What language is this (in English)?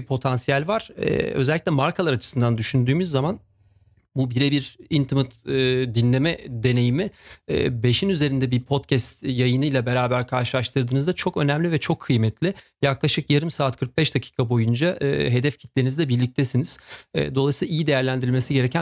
Turkish